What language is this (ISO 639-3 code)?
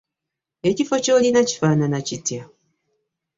lug